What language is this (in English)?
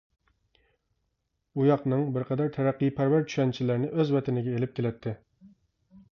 Uyghur